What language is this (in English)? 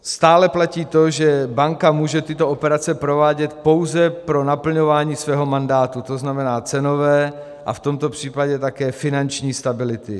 Czech